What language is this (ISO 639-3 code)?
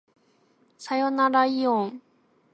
jpn